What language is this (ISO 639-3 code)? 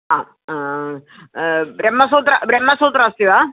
san